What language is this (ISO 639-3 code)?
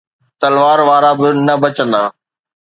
snd